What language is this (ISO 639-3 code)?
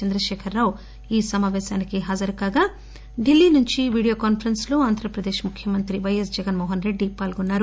tel